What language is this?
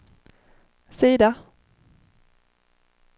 Swedish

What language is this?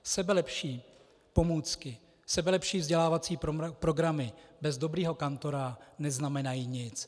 Czech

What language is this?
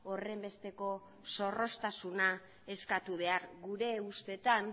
Basque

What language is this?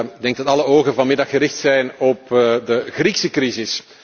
Dutch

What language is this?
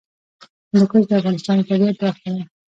Pashto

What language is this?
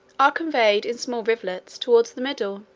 English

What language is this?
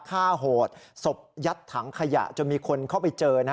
Thai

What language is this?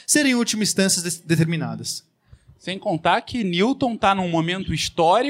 Portuguese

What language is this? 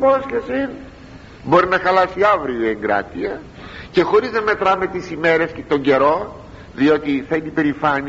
Greek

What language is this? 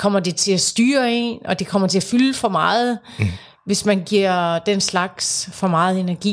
Danish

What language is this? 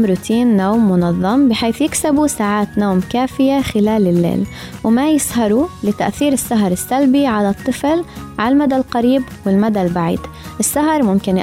Arabic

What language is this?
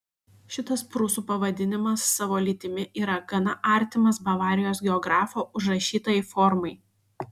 Lithuanian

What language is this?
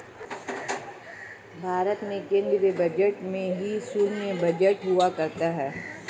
Hindi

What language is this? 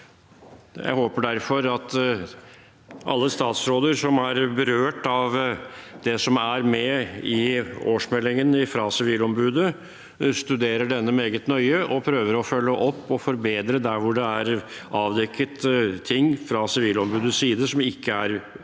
Norwegian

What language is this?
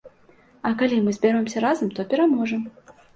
Belarusian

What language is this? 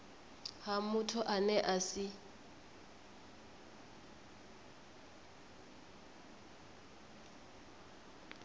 Venda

